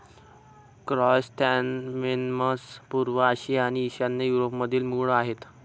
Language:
Marathi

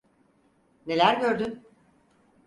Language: Turkish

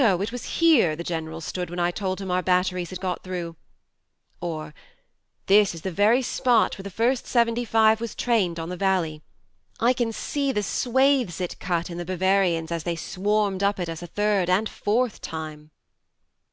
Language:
English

